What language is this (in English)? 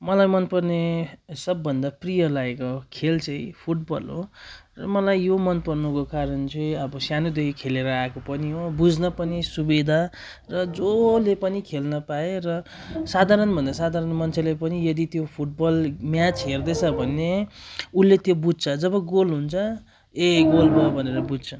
Nepali